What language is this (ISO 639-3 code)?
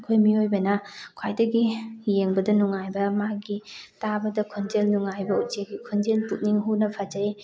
mni